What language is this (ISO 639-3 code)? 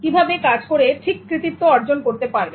ben